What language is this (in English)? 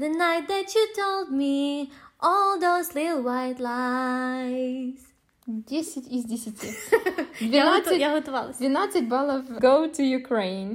Ukrainian